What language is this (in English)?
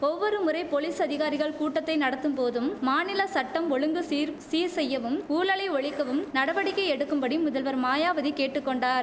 Tamil